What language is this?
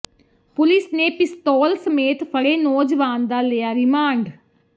Punjabi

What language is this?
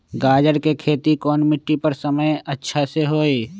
Magahi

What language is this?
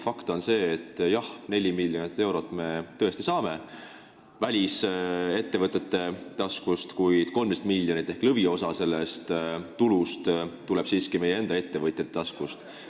Estonian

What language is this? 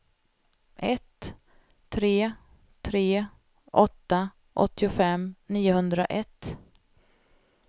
Swedish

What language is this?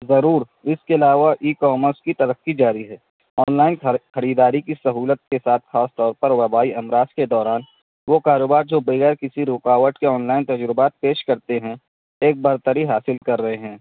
Urdu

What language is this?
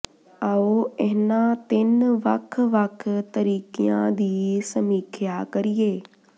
Punjabi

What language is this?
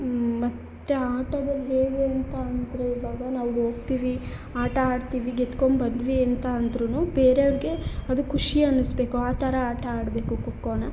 Kannada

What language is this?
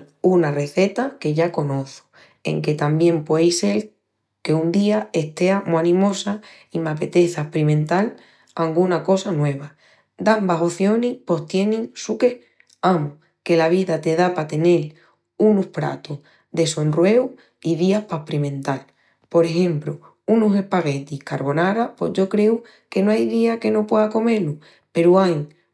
Extremaduran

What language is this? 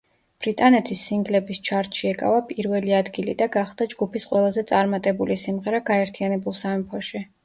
Georgian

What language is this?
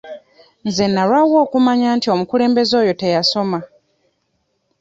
Ganda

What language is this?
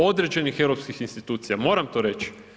Croatian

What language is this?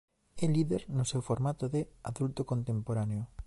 Galician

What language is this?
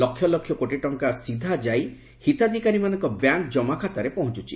Odia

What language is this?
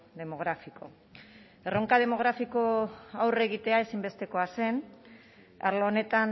Basque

